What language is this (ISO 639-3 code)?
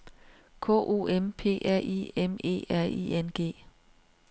dan